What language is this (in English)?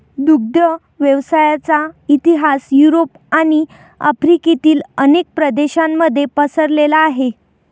Marathi